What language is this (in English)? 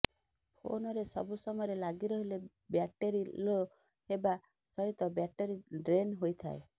Odia